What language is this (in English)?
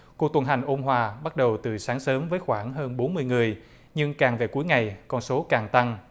Vietnamese